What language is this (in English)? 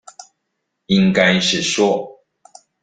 Chinese